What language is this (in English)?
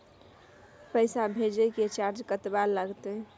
Maithili